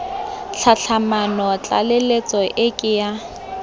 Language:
Tswana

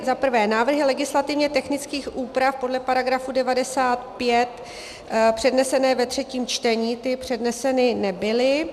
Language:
Czech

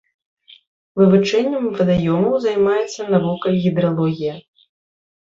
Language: Belarusian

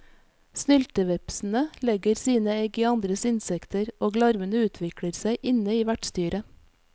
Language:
Norwegian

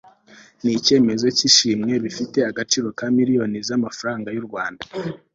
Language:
Kinyarwanda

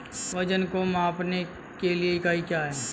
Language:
Hindi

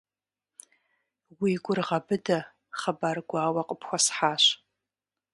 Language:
Kabardian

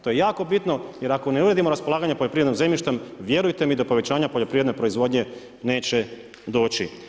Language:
Croatian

